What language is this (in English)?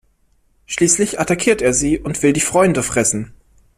German